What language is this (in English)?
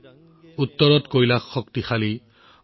Assamese